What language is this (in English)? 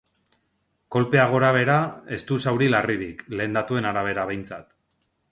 Basque